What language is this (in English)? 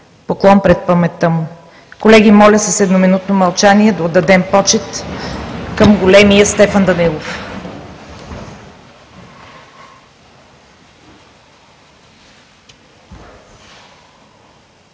Bulgarian